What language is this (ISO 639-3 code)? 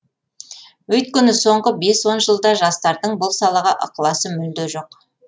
kaz